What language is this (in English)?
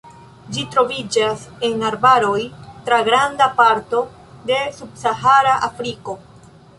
Esperanto